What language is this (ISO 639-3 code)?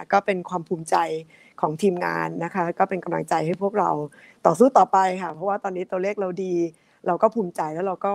tha